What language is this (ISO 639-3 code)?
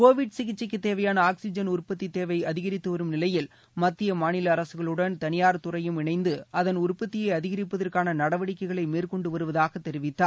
tam